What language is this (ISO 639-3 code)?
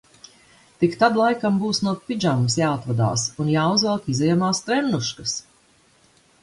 lav